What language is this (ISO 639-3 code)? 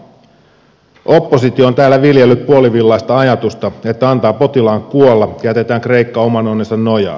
fin